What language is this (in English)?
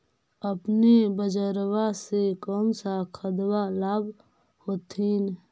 Magahi